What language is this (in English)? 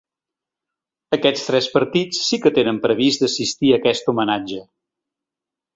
Catalan